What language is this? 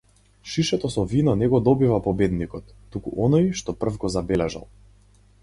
Macedonian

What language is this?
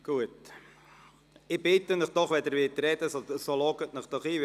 Swiss German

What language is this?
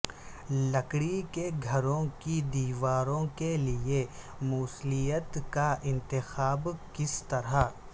Urdu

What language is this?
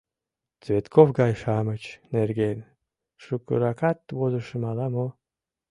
Mari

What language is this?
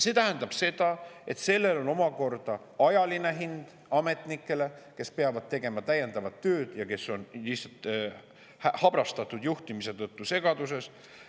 Estonian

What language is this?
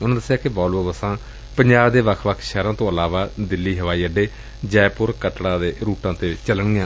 Punjabi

